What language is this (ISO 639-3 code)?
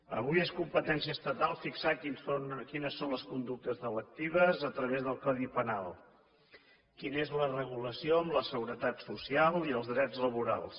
cat